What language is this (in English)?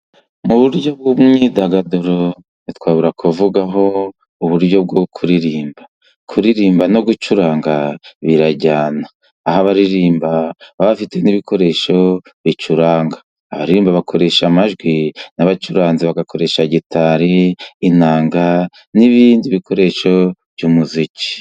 Kinyarwanda